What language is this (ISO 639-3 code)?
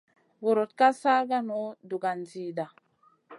mcn